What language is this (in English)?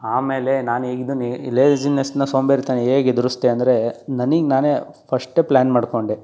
Kannada